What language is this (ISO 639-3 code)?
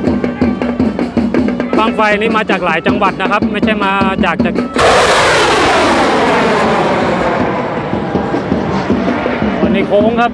tha